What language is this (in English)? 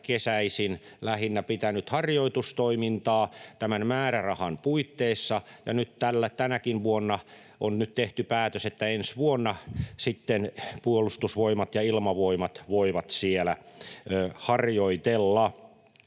Finnish